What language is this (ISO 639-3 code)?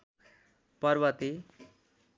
nep